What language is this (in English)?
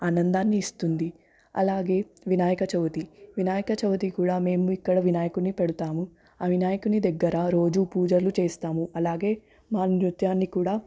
Telugu